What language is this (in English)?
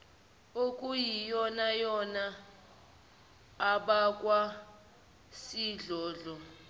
Zulu